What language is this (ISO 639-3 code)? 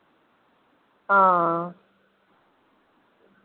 doi